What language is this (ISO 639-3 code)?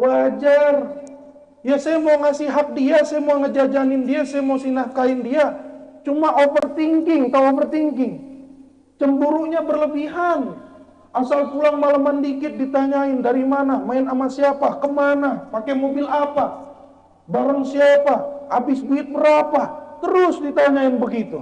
ind